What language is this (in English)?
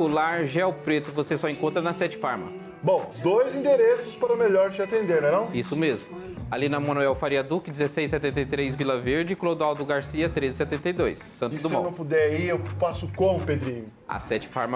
Portuguese